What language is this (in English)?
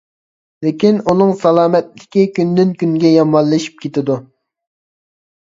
Uyghur